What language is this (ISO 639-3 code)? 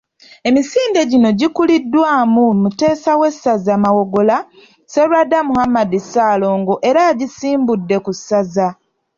lug